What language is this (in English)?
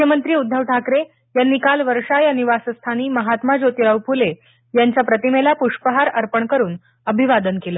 Marathi